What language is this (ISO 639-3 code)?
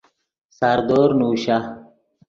ydg